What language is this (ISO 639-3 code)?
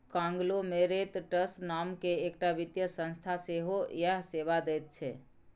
mai